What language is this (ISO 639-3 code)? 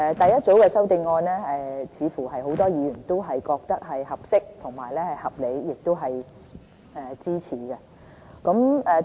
yue